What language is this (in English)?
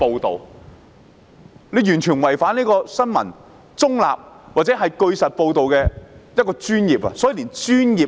Cantonese